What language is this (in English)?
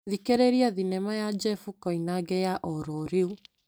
Kikuyu